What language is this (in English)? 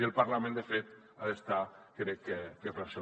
Catalan